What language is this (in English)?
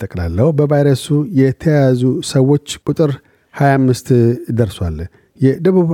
Amharic